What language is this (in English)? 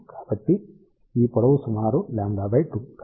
Telugu